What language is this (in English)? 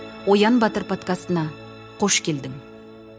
Kazakh